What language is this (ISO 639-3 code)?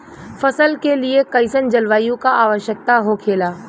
bho